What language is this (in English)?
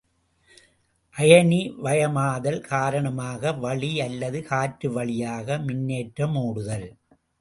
Tamil